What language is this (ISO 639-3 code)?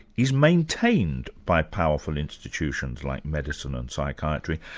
eng